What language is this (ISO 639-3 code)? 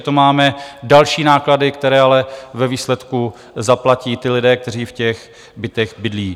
ces